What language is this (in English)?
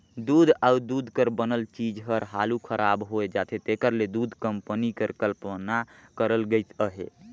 Chhattisgarhi